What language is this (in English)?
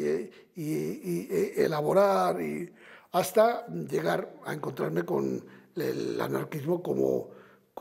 Spanish